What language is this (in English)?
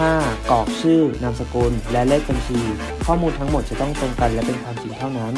Thai